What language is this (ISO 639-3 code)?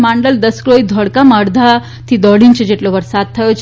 guj